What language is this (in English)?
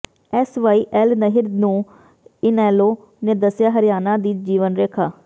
Punjabi